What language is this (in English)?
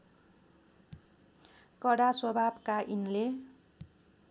Nepali